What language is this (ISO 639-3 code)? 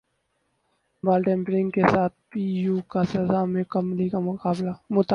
urd